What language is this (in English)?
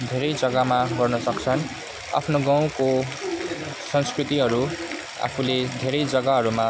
Nepali